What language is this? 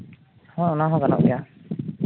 Santali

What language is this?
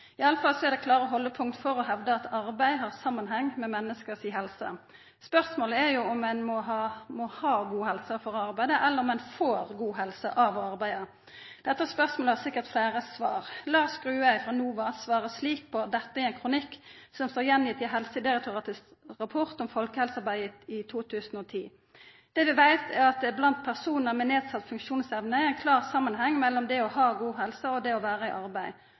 Norwegian Nynorsk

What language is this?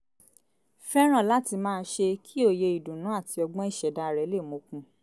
Yoruba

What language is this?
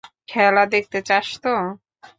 Bangla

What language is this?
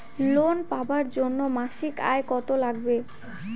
Bangla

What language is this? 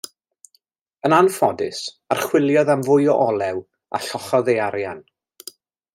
Welsh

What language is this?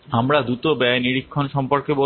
Bangla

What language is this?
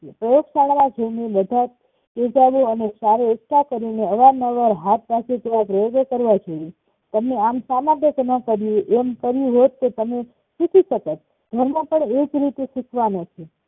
Gujarati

